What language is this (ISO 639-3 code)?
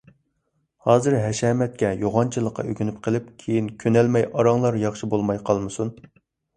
uig